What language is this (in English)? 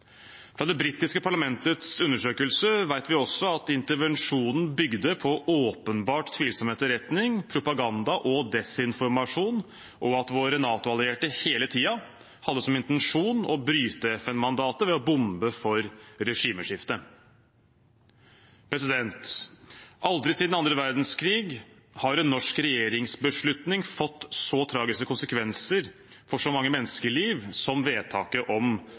Norwegian Bokmål